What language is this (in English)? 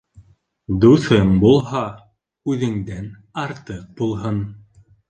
Bashkir